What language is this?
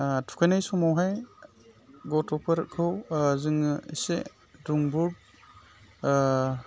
Bodo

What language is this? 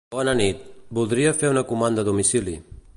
Catalan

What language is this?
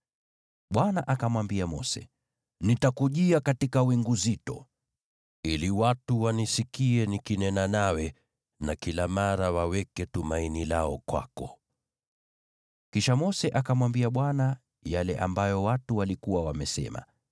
Swahili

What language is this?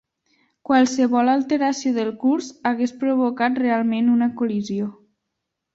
Catalan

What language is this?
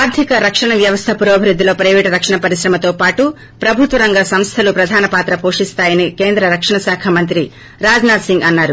Telugu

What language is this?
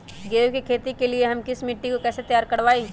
Magahi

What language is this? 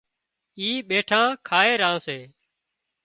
Wadiyara Koli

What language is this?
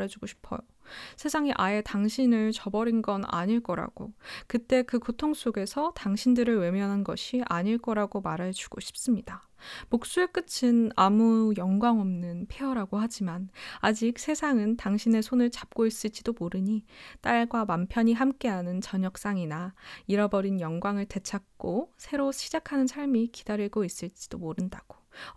Korean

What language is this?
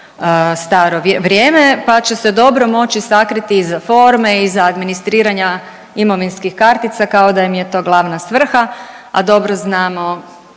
Croatian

